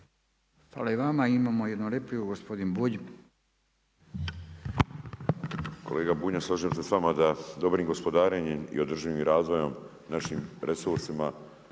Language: Croatian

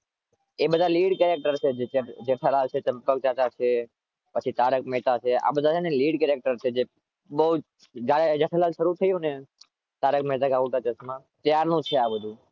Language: Gujarati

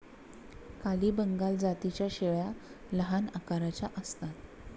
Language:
Marathi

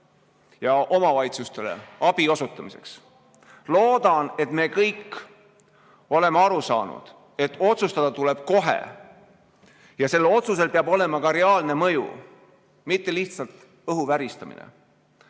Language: Estonian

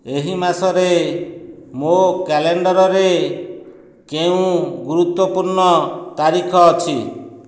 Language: Odia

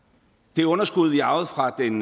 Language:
Danish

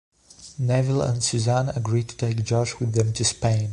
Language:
English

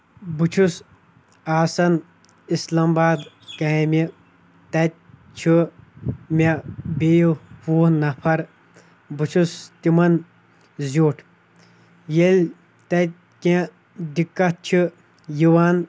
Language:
Kashmiri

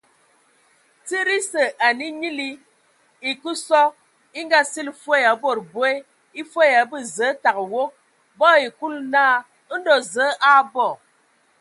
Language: Ewondo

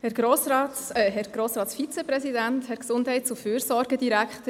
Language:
Swiss German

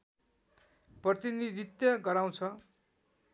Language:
Nepali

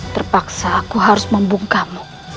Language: Indonesian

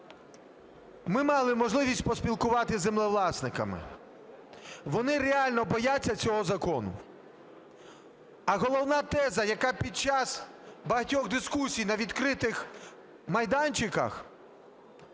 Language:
Ukrainian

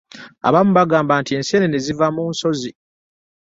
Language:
Ganda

